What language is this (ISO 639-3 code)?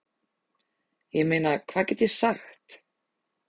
isl